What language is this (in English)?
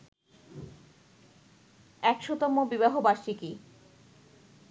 Bangla